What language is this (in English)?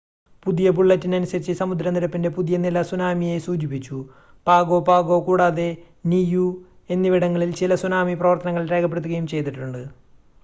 Malayalam